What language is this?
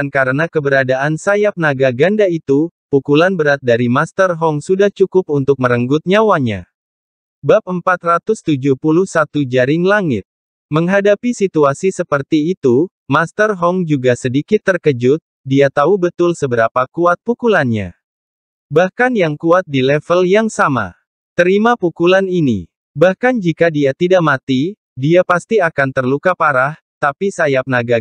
Indonesian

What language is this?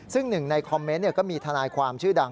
Thai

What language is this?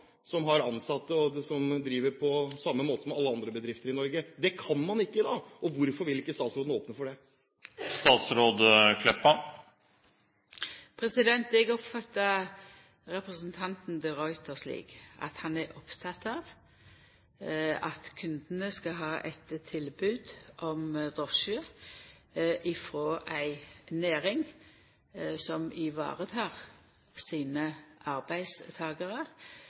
Norwegian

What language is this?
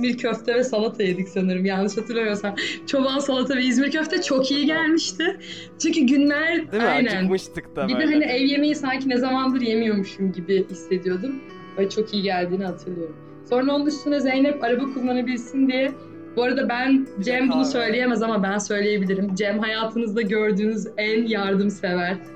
Turkish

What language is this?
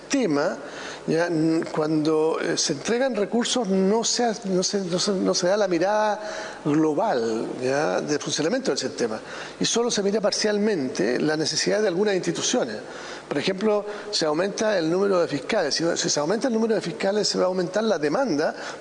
Spanish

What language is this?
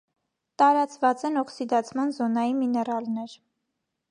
Armenian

